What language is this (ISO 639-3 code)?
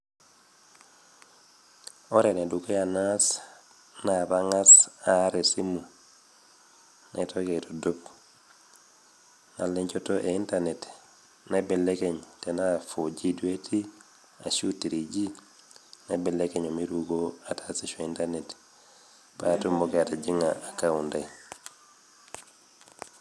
mas